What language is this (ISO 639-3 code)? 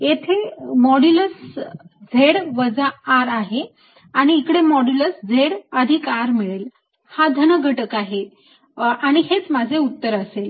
mar